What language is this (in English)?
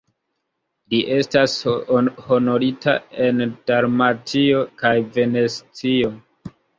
Esperanto